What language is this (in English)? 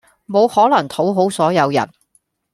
Cantonese